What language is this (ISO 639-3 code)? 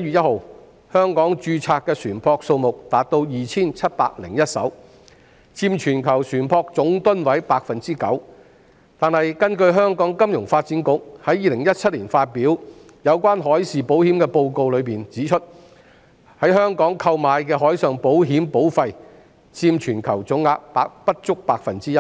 yue